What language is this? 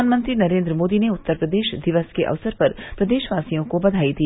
Hindi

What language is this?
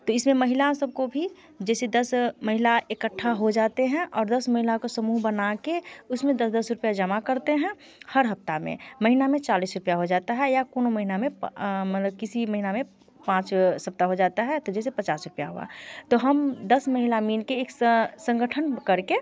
Hindi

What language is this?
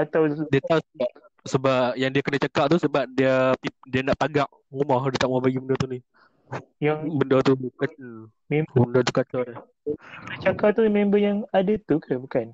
Malay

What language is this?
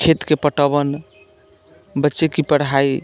Maithili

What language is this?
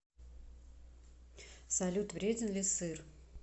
Russian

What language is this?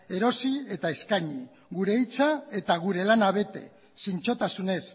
Basque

